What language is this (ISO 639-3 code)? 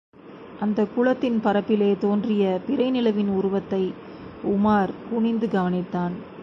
tam